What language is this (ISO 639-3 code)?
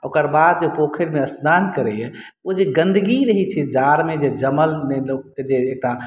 mai